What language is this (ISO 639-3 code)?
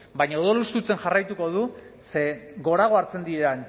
eus